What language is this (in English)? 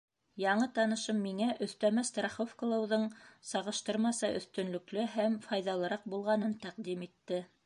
Bashkir